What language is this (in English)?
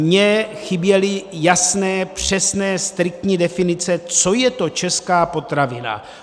Czech